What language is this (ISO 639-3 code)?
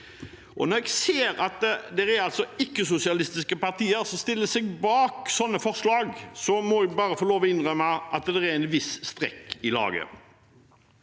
nor